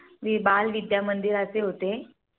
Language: Marathi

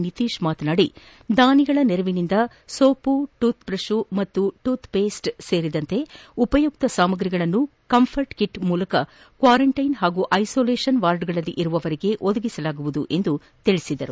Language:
Kannada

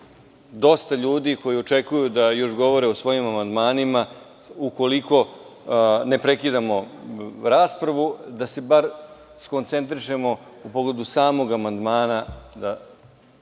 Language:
Serbian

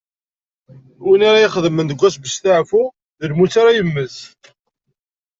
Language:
Kabyle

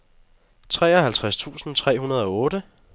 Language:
Danish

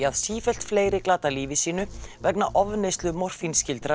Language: Icelandic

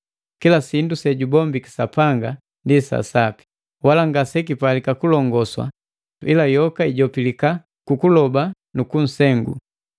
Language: Matengo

